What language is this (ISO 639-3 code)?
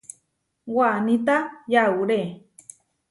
var